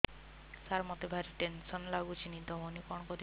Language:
Odia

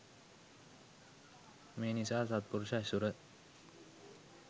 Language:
Sinhala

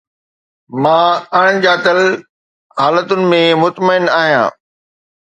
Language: Sindhi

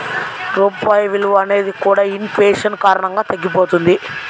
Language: Telugu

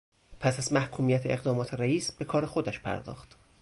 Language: Persian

